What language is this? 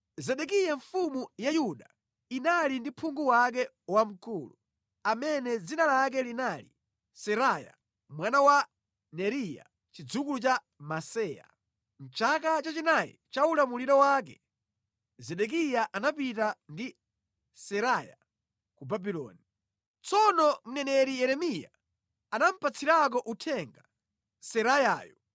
Nyanja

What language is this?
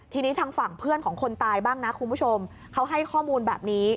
Thai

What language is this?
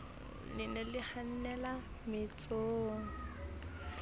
Southern Sotho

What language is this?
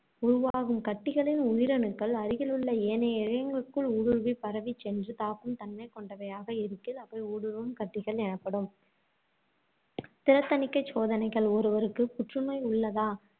Tamil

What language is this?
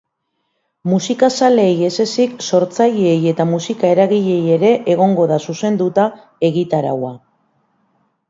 Basque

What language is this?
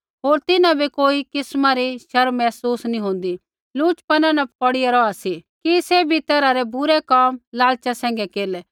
Kullu Pahari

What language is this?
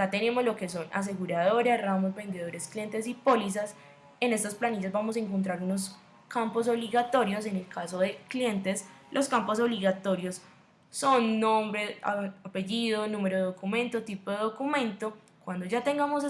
Spanish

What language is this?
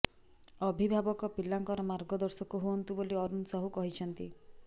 Odia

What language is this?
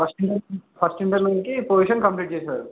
Telugu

